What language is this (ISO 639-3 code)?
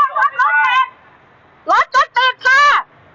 tha